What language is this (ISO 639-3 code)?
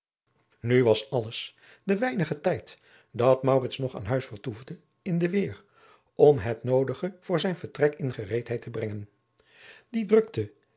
nld